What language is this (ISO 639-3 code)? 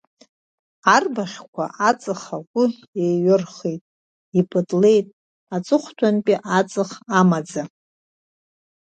abk